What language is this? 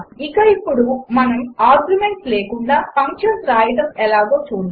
Telugu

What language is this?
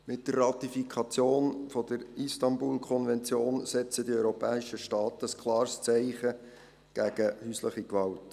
Swiss German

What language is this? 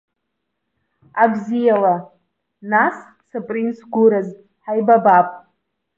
Abkhazian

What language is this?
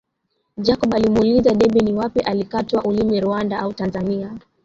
Swahili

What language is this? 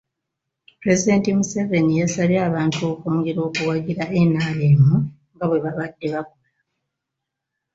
Ganda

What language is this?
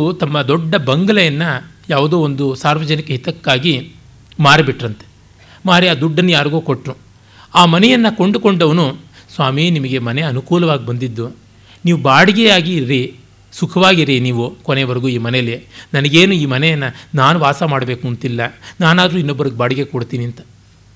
Kannada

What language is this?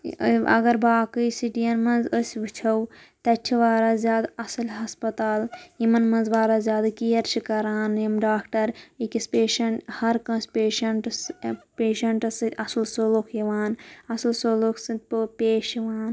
Kashmiri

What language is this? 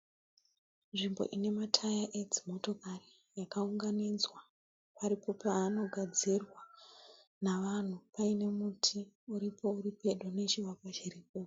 Shona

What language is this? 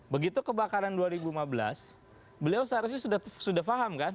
Indonesian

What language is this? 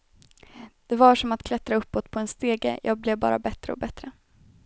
Swedish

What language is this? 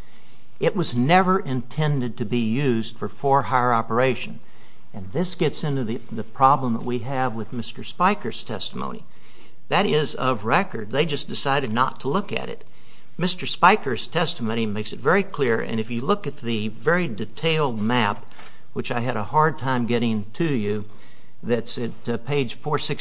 English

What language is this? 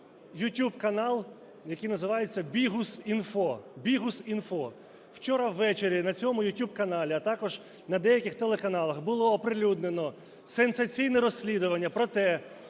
Ukrainian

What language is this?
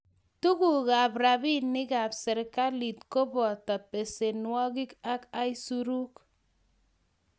Kalenjin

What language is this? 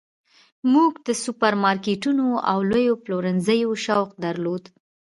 Pashto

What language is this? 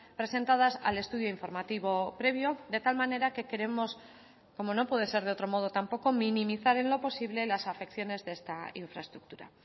Spanish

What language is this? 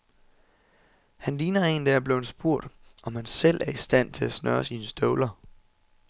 Danish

